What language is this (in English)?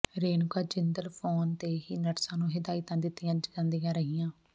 Punjabi